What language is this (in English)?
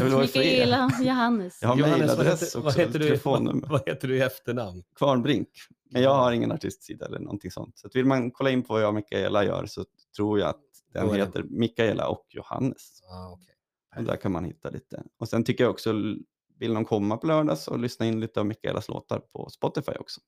Swedish